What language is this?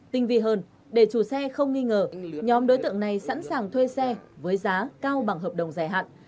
Vietnamese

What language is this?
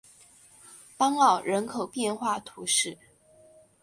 Chinese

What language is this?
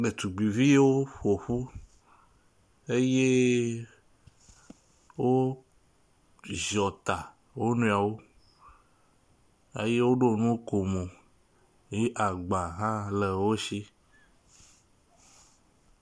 Ewe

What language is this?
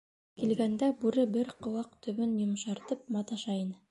Bashkir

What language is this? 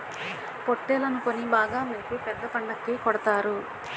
Telugu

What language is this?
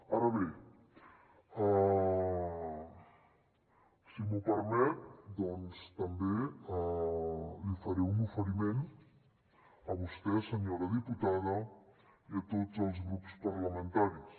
Catalan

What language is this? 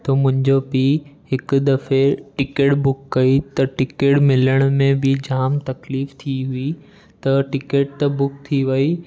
Sindhi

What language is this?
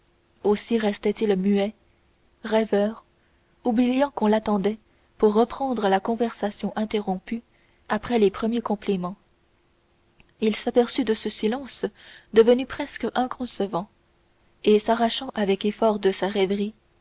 French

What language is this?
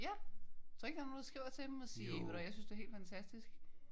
Danish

